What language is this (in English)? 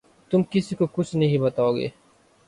Urdu